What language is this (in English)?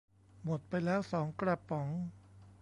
Thai